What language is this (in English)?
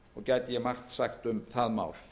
Icelandic